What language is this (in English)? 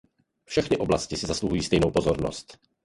Czech